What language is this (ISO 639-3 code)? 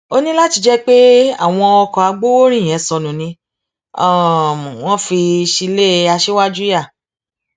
yor